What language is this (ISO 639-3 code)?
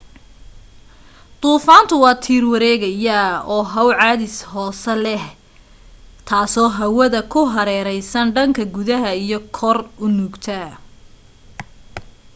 som